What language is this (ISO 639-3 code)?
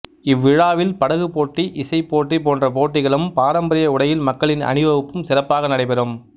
tam